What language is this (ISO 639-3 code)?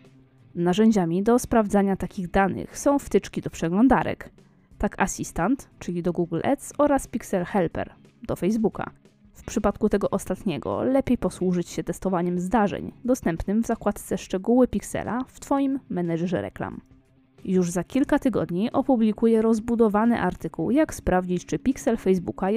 pol